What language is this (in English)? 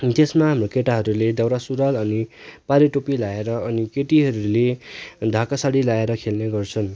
Nepali